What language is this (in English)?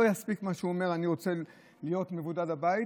Hebrew